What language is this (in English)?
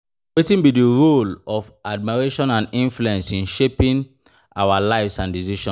Nigerian Pidgin